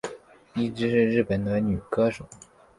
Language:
Chinese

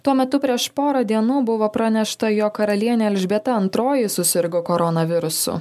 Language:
Lithuanian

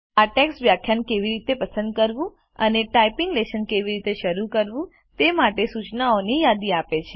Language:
Gujarati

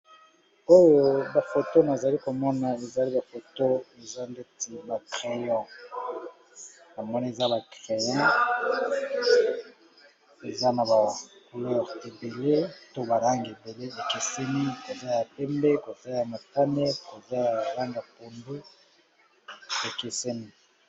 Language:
Lingala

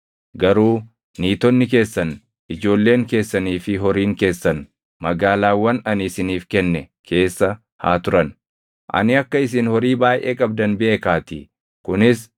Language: Oromo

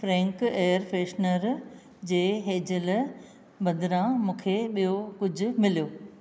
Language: Sindhi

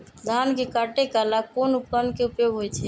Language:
Magahi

